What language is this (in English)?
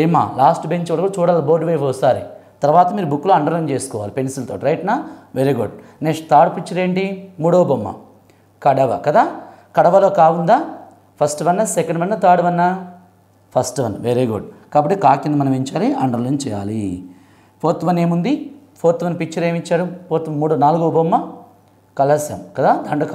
Hindi